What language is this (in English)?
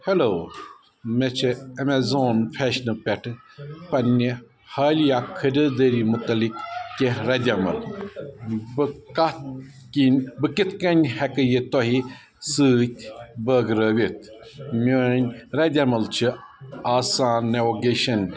Kashmiri